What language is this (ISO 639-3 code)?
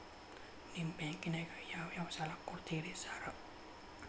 kan